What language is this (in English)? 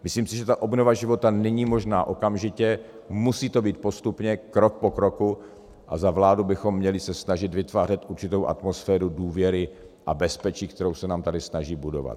Czech